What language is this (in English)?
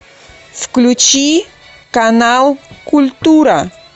Russian